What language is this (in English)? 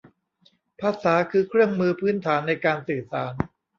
Thai